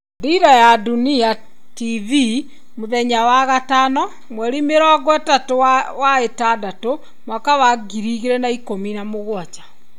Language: Kikuyu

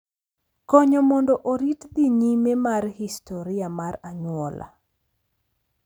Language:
Luo (Kenya and Tanzania)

